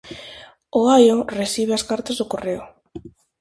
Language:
Galician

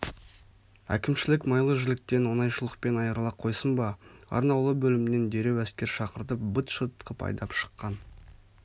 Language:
Kazakh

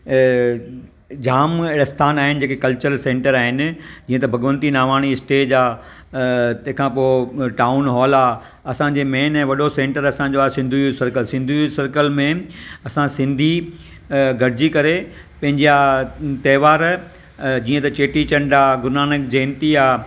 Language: Sindhi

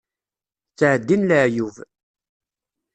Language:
Kabyle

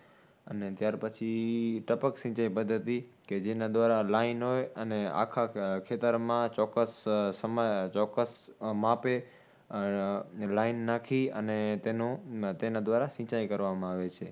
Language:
Gujarati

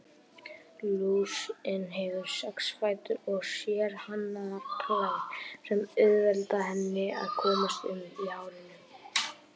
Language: Icelandic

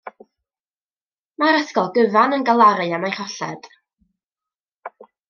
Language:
Welsh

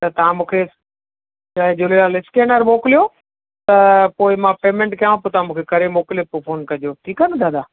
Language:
Sindhi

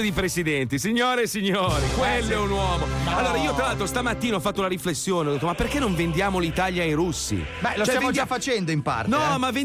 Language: Italian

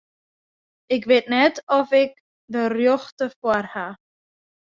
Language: Western Frisian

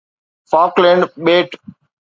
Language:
Sindhi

